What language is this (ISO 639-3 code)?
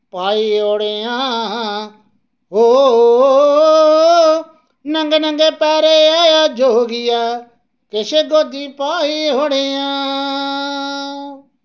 doi